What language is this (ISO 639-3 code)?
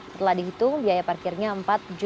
ind